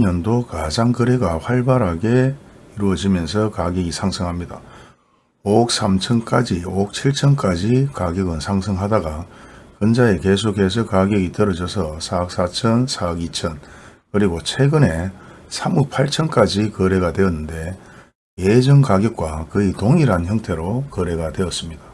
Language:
Korean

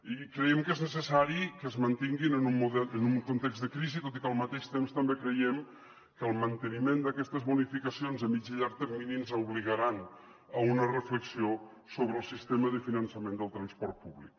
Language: Catalan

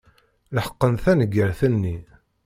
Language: Kabyle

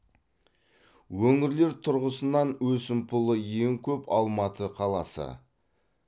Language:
Kazakh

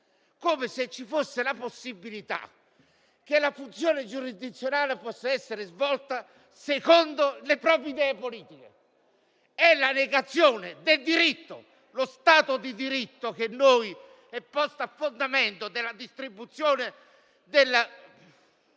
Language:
Italian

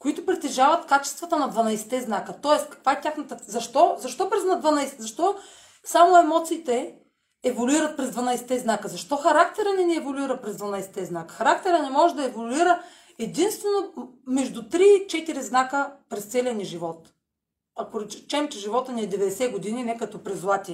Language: Bulgarian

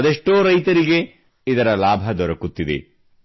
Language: Kannada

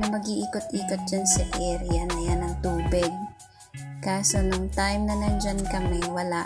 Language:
Filipino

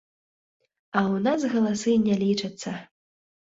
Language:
Belarusian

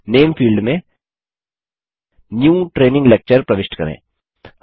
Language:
Hindi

